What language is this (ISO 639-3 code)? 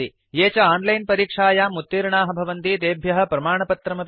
san